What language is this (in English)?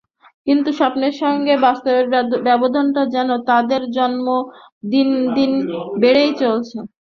Bangla